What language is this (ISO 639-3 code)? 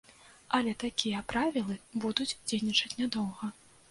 bel